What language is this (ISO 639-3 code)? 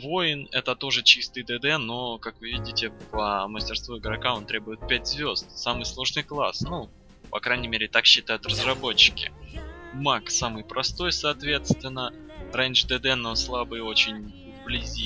rus